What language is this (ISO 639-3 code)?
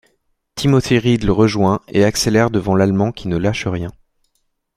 fra